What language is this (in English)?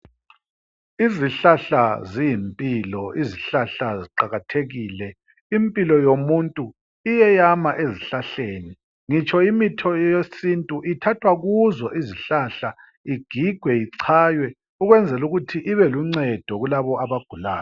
North Ndebele